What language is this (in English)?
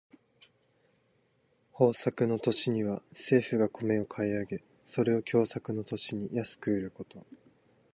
Japanese